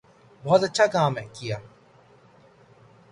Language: Urdu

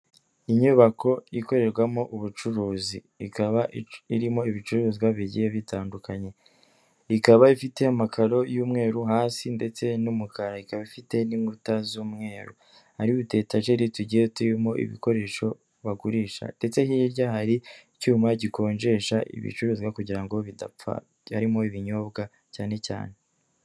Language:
Kinyarwanda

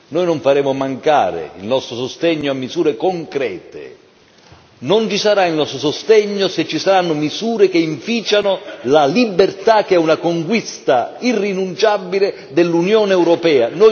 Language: Italian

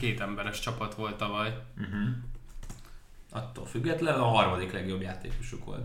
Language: Hungarian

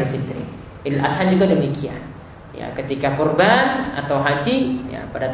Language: Indonesian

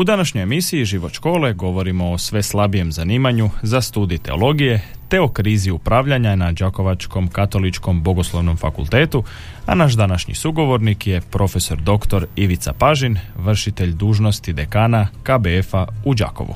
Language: Croatian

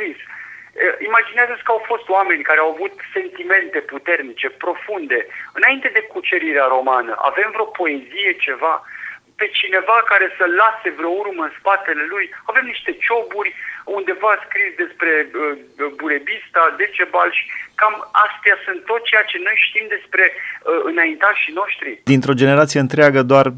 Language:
Romanian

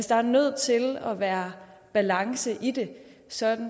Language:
Danish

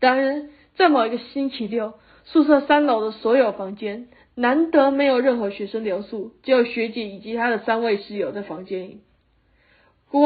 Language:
Chinese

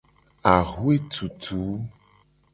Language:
Gen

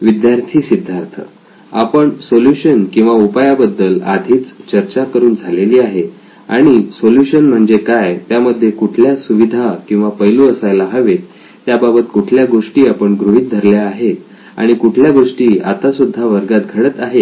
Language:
Marathi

